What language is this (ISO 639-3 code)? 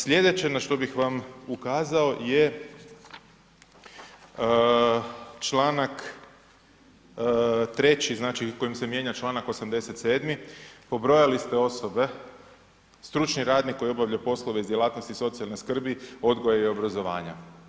hrv